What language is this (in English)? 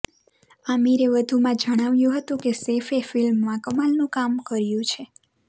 Gujarati